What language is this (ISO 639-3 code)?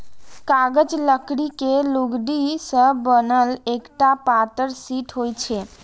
mai